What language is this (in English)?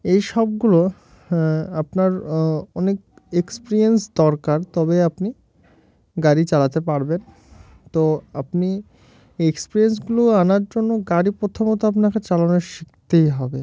Bangla